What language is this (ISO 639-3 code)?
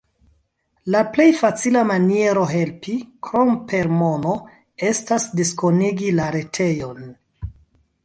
epo